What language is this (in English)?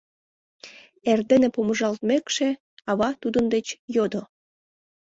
Mari